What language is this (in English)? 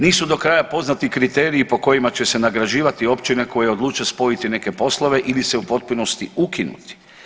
Croatian